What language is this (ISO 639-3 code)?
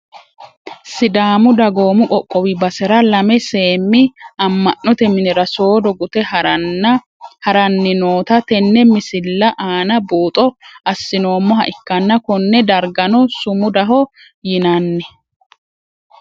sid